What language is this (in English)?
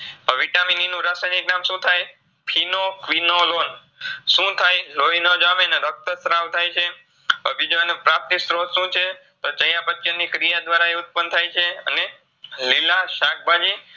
Gujarati